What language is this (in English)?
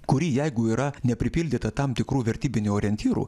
Lithuanian